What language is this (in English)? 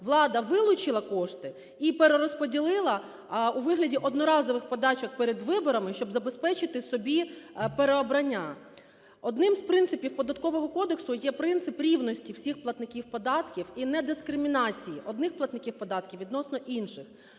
Ukrainian